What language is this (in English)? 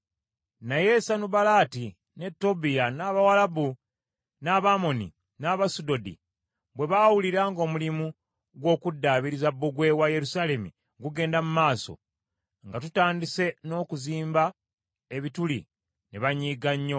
Ganda